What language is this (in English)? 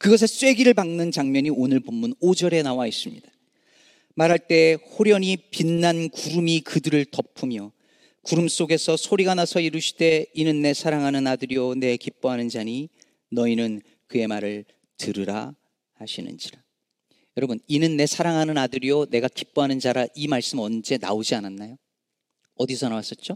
Korean